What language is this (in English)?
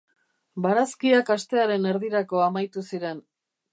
Basque